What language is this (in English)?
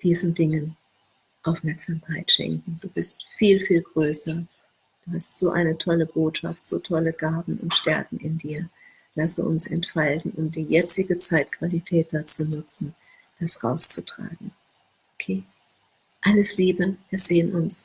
German